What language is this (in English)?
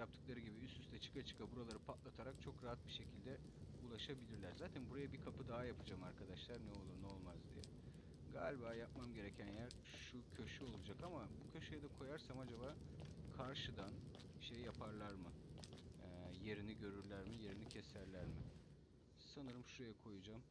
Turkish